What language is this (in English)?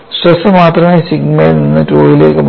Malayalam